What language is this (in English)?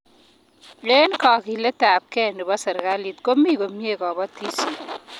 Kalenjin